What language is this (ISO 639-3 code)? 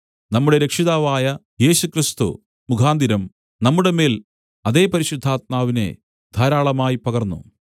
mal